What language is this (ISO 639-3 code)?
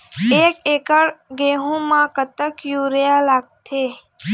hne